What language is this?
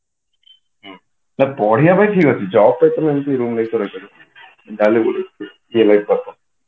Odia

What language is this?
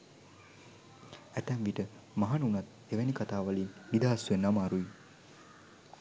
Sinhala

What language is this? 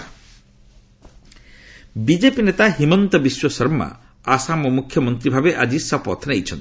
Odia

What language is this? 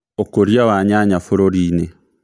Kikuyu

